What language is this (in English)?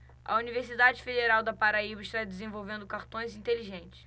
Portuguese